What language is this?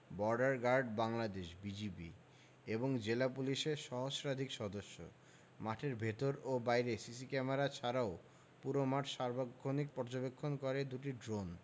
Bangla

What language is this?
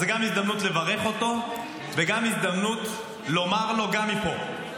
Hebrew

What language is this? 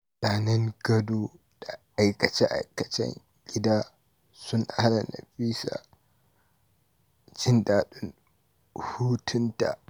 Hausa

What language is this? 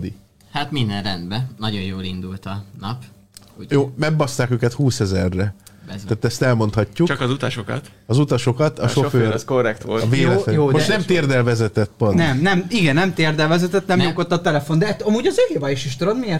Hungarian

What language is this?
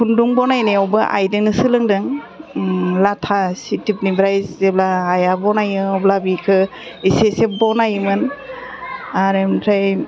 Bodo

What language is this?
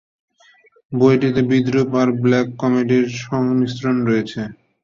Bangla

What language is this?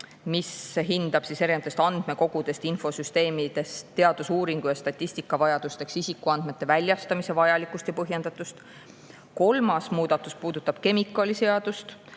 Estonian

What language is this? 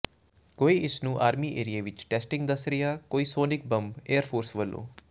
Punjabi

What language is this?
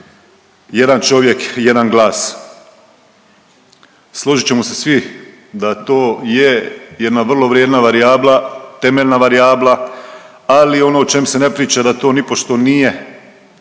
Croatian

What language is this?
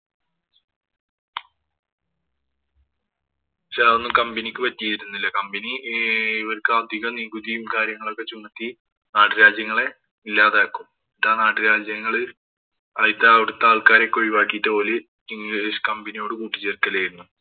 Malayalam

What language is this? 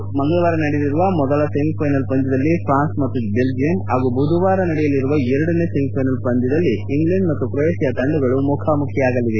Kannada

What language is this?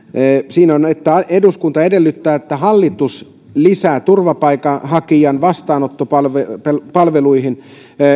Finnish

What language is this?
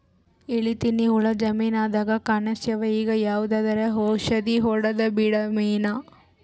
Kannada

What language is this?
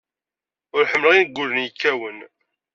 Kabyle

